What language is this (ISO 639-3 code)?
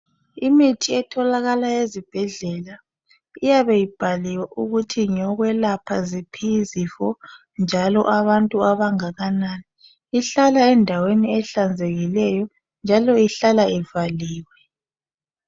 nde